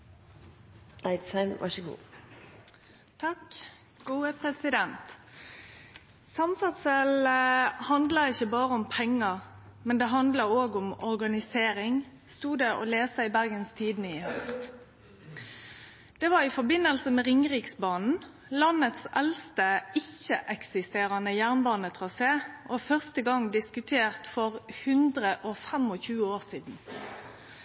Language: Norwegian Nynorsk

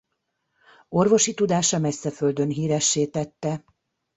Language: Hungarian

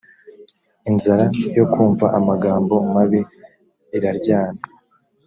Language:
Kinyarwanda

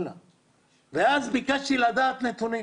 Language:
Hebrew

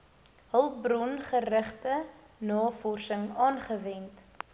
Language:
Afrikaans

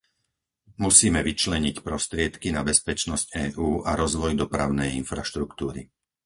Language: Slovak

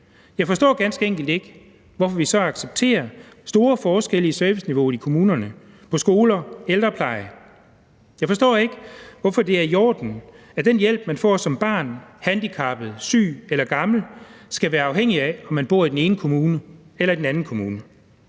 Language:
Danish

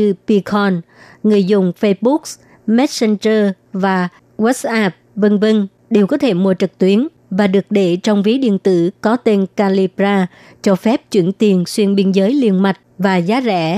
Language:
Vietnamese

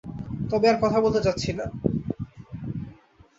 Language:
Bangla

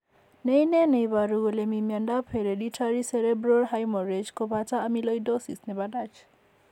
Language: Kalenjin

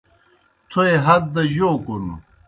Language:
Kohistani Shina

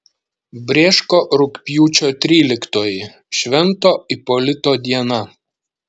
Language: Lithuanian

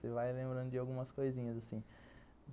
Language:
Portuguese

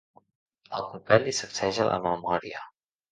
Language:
Catalan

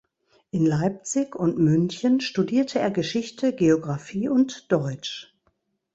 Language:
German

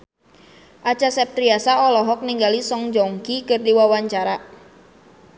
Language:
Sundanese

